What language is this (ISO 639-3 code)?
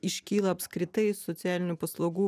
lit